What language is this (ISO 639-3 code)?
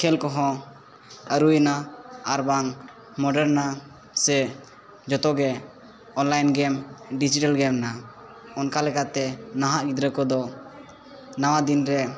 sat